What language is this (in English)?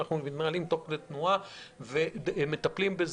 Hebrew